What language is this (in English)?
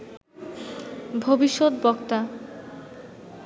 Bangla